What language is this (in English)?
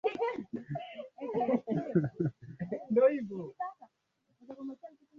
Swahili